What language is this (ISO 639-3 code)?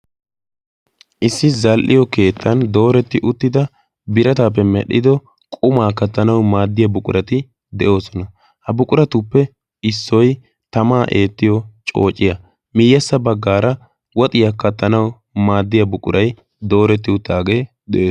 wal